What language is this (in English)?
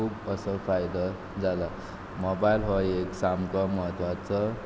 Konkani